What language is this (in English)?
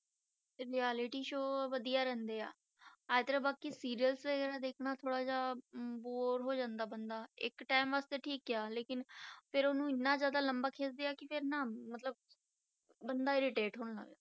Punjabi